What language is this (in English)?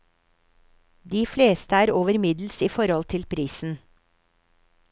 Norwegian